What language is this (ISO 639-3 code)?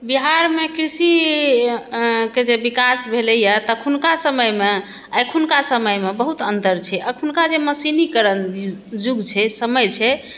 mai